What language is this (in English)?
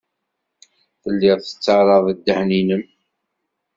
Kabyle